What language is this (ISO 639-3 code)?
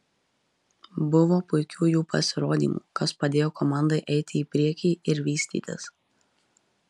lit